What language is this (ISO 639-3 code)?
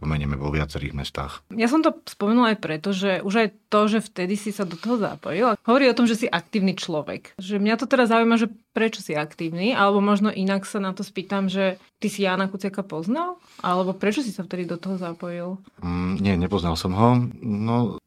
slk